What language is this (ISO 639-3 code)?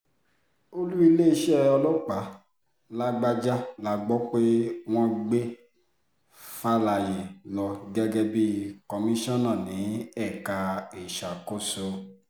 yor